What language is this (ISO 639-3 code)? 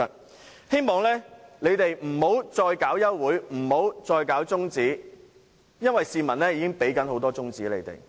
yue